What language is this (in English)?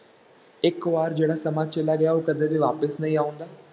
Punjabi